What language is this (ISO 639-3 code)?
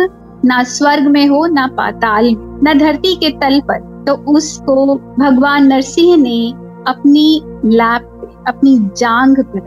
hin